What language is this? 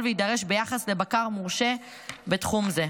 Hebrew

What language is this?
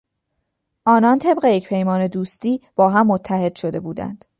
Persian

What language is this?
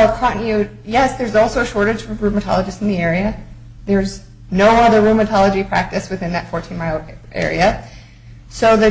English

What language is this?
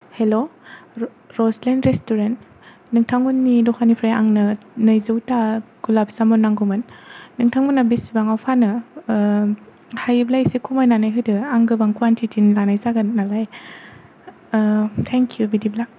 Bodo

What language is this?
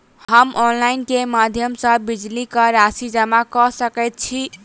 Maithili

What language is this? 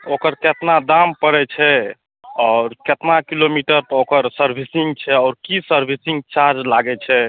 Maithili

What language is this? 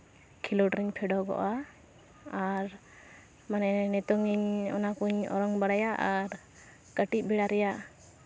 Santali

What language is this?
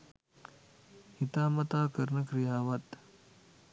Sinhala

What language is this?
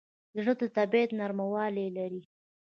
Pashto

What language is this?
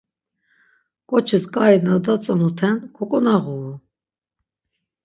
Laz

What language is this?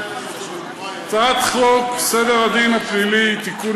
Hebrew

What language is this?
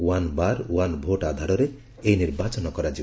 Odia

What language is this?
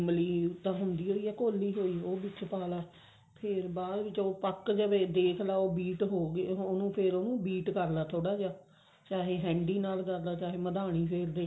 Punjabi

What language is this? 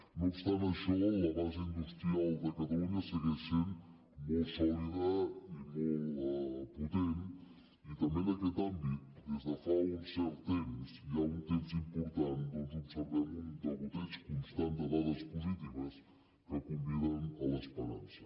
Catalan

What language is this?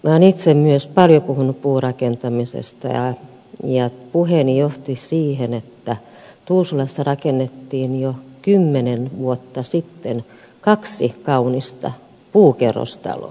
Finnish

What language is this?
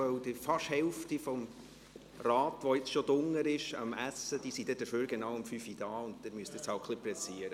Swiss German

